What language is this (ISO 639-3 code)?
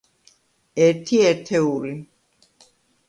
kat